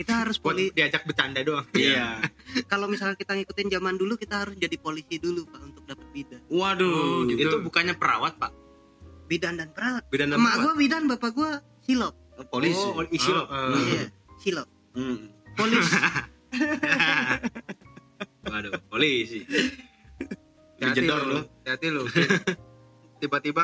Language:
Indonesian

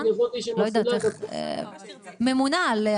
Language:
Hebrew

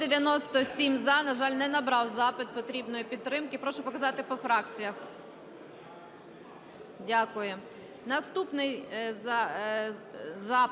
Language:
Ukrainian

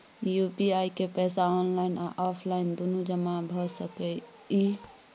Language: Maithili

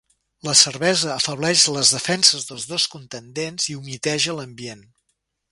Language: Catalan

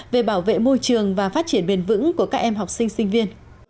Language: Vietnamese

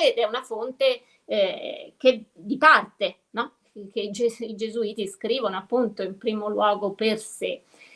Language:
Italian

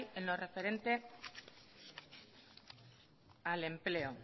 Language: Spanish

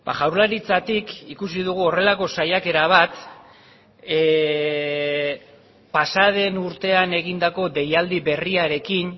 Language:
Basque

